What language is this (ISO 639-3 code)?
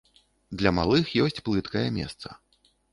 bel